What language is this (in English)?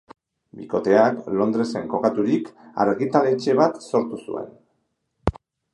Basque